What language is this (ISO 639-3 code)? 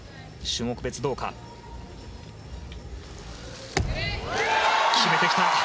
jpn